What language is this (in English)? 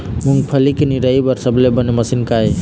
Chhattisgarhi